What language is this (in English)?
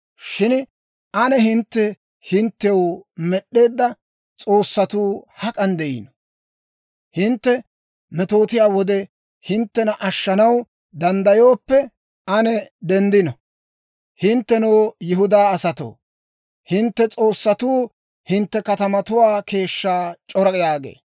Dawro